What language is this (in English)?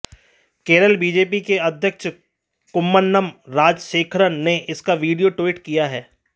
Hindi